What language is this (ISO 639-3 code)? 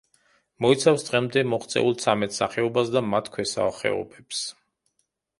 kat